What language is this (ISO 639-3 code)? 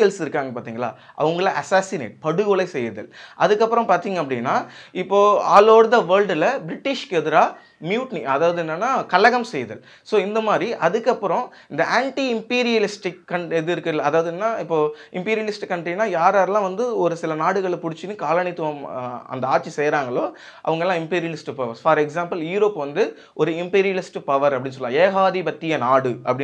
hin